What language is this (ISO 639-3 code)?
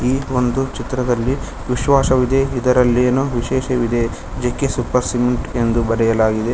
kan